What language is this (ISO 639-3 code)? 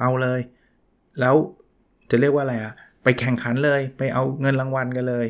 tha